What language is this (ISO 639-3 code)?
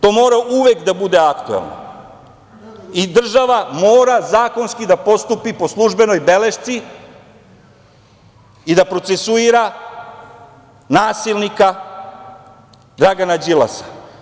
srp